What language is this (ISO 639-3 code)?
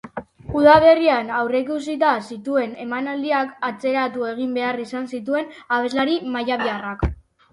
eus